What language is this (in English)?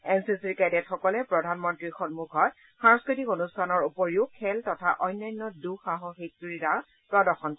Assamese